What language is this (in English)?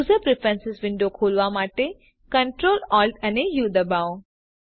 Gujarati